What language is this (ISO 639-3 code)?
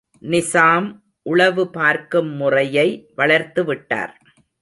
tam